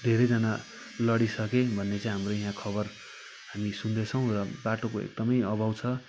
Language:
Nepali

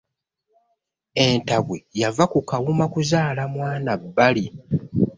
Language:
Ganda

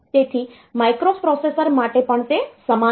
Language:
Gujarati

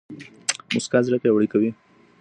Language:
Pashto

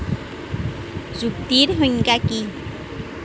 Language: Assamese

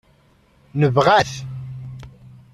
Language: Kabyle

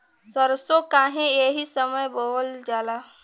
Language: Bhojpuri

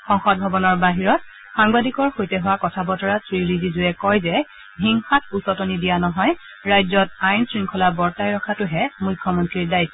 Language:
Assamese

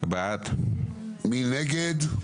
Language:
Hebrew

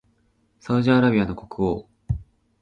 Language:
Japanese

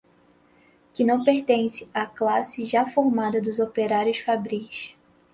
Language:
Portuguese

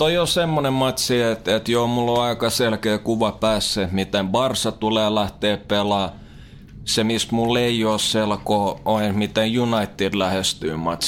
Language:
Finnish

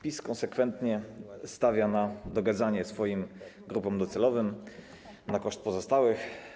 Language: Polish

